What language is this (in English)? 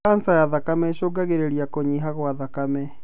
Kikuyu